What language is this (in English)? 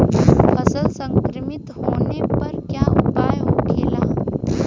Bhojpuri